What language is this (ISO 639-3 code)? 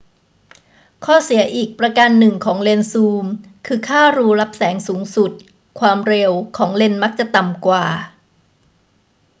tha